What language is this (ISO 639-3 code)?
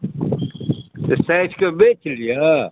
mai